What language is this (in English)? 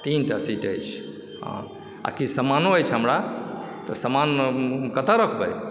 Maithili